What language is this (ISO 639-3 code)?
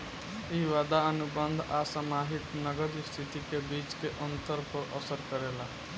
bho